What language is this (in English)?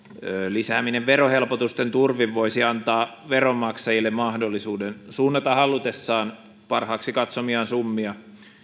Finnish